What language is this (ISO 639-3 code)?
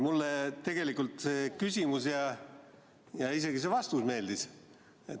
est